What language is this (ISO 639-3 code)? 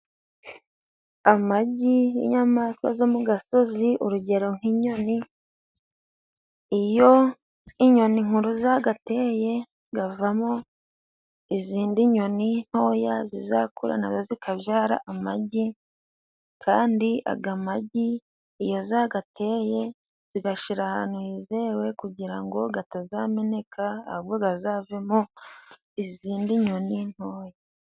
kin